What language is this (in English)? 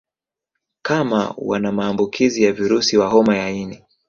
Swahili